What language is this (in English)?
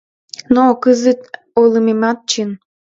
Mari